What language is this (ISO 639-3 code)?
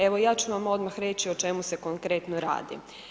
hrv